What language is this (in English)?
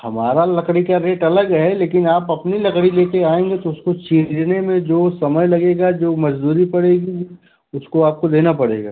Hindi